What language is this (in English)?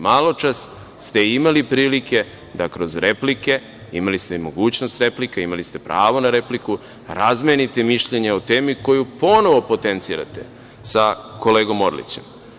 Serbian